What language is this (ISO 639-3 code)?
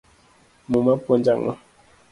luo